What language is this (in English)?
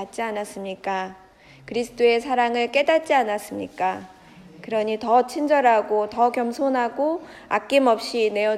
Korean